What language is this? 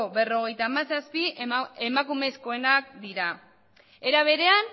Basque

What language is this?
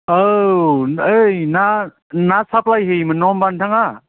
Bodo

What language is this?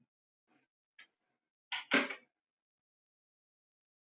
Icelandic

